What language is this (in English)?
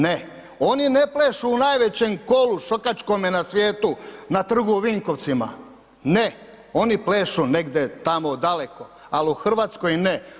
Croatian